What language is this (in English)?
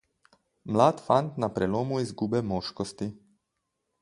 Slovenian